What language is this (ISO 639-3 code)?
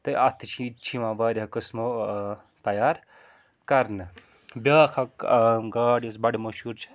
kas